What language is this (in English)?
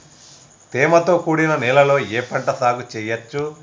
Telugu